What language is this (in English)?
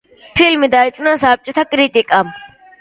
Georgian